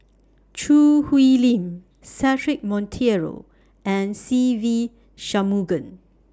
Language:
English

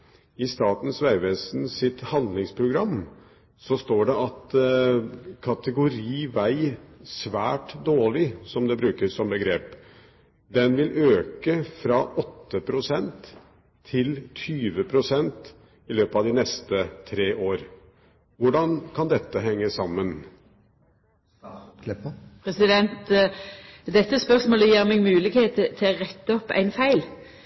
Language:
Norwegian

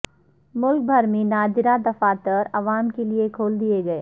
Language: Urdu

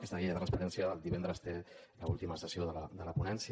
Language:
Catalan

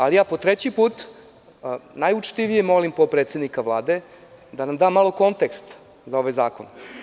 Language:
Serbian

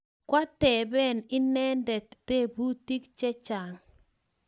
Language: Kalenjin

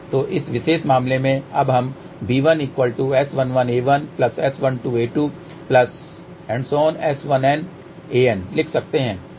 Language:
Hindi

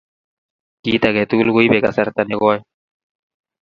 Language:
Kalenjin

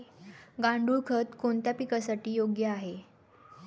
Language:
Marathi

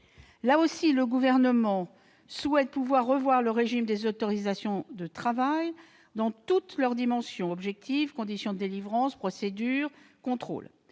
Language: French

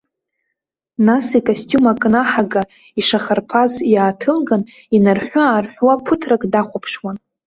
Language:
Abkhazian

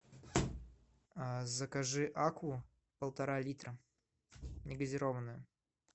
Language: Russian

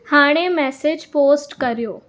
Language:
Sindhi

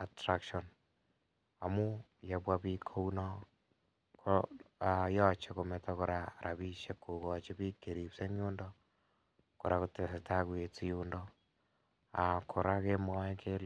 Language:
Kalenjin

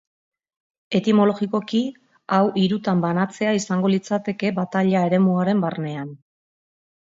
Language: Basque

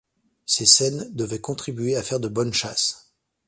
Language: French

